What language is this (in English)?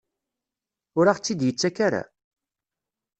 Kabyle